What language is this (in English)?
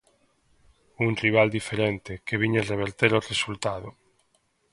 Galician